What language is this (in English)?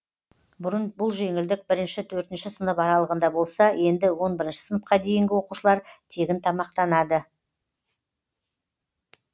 Kazakh